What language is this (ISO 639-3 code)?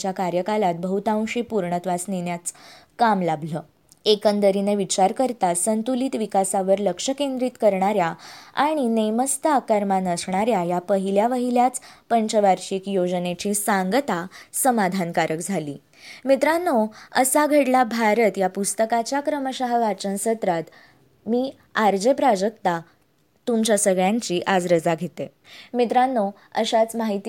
mar